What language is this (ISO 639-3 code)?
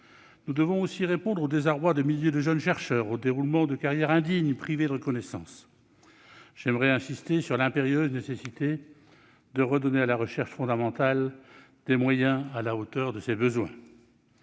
fra